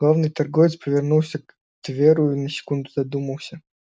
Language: Russian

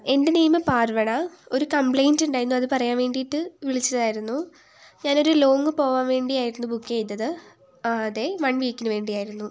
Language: Malayalam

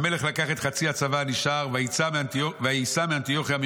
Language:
Hebrew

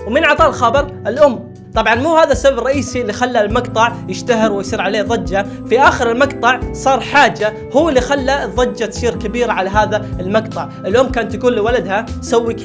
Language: Arabic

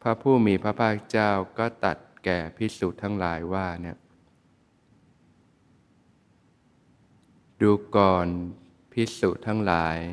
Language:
Thai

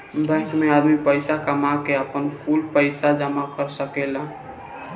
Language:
Bhojpuri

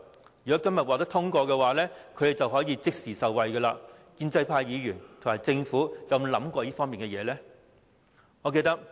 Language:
Cantonese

